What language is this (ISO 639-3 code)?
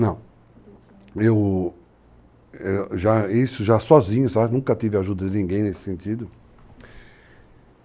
por